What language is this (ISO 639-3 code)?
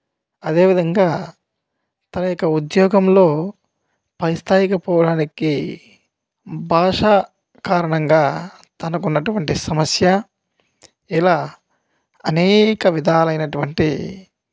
tel